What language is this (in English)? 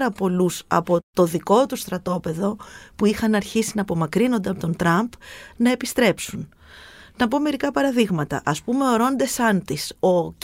Greek